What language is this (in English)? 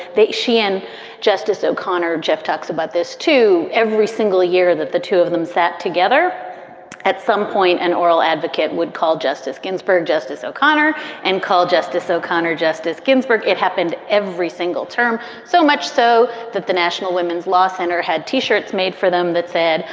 English